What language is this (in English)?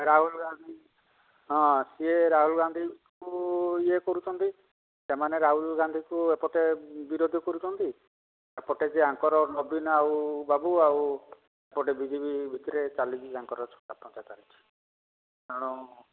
Odia